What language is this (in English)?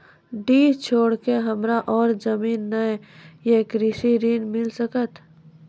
Maithili